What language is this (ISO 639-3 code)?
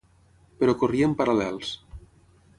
cat